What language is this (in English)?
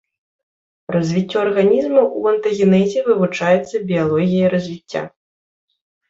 Belarusian